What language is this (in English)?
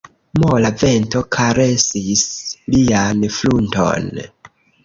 Esperanto